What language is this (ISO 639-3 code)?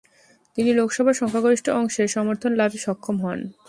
ben